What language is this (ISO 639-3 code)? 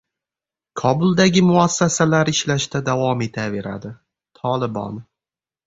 uzb